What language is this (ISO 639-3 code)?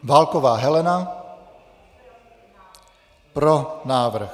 ces